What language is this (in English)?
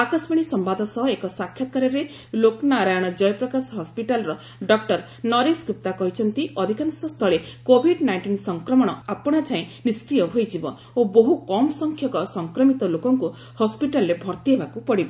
Odia